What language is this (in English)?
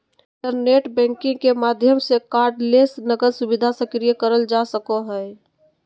Magahi